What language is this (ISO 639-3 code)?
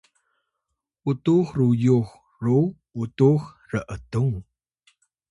tay